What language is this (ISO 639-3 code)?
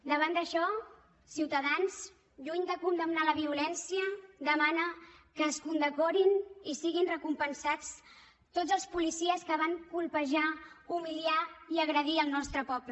cat